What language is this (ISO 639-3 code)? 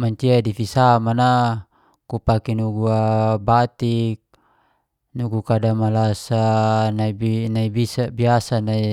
ges